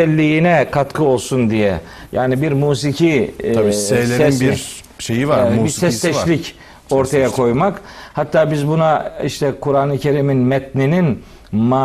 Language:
Turkish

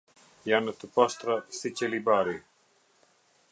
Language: Albanian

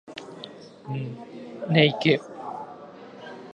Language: Guarani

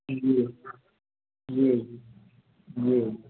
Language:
Maithili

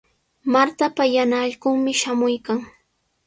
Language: Sihuas Ancash Quechua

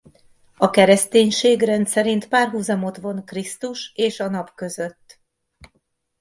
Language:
Hungarian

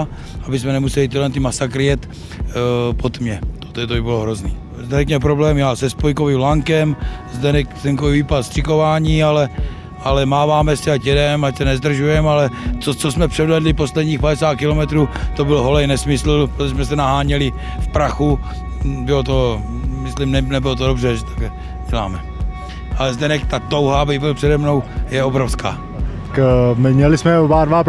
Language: Czech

